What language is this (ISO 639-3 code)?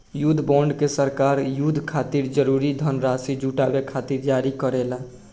bho